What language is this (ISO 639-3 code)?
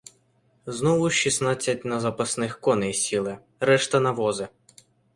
ukr